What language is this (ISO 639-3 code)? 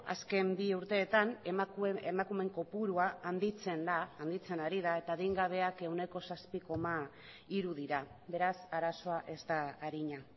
eus